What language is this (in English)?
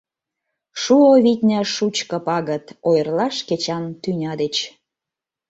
Mari